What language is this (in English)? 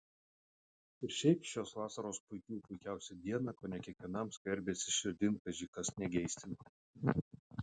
Lithuanian